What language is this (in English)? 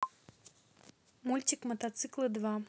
Russian